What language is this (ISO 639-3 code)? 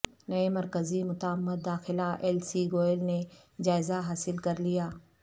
urd